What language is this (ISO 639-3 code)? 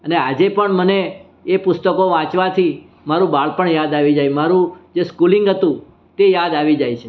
guj